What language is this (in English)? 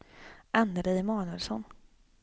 Swedish